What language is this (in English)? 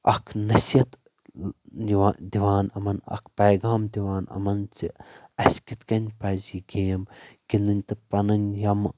Kashmiri